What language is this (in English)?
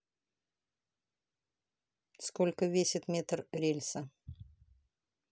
Russian